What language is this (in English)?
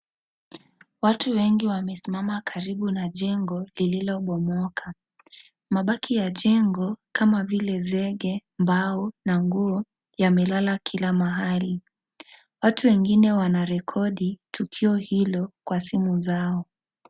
Swahili